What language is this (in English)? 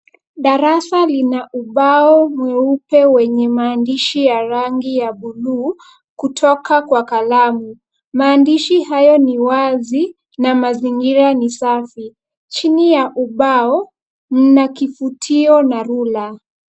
Swahili